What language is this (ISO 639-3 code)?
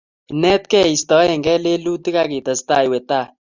kln